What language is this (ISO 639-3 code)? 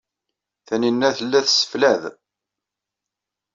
kab